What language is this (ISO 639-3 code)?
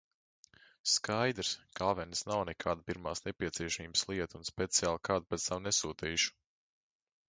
lav